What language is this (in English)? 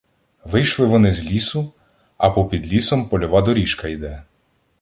Ukrainian